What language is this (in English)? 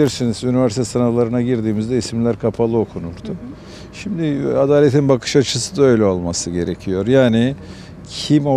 Turkish